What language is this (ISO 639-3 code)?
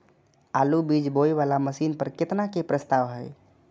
mai